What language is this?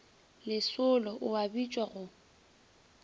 Northern Sotho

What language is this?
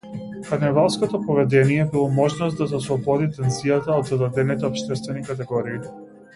Macedonian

